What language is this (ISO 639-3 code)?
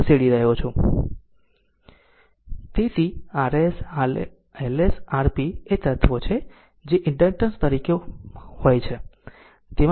guj